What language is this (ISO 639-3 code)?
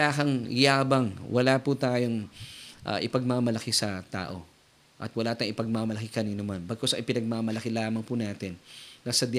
fil